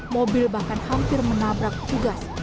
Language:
Indonesian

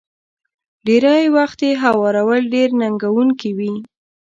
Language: Pashto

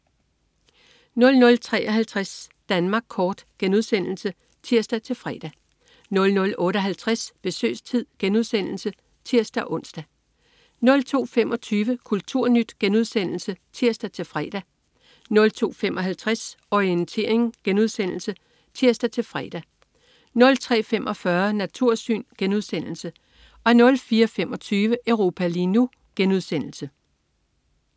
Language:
Danish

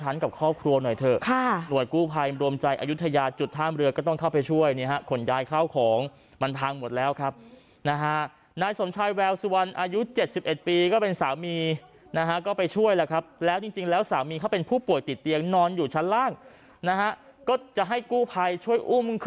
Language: Thai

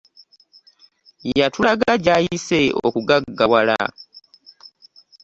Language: Ganda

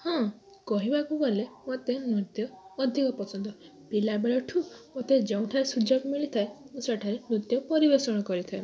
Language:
Odia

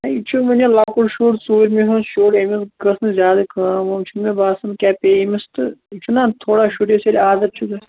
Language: Kashmiri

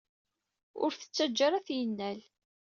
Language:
Kabyle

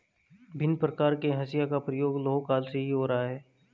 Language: Hindi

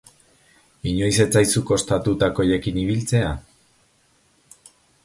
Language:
Basque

